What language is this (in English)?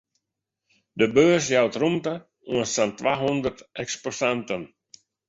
Western Frisian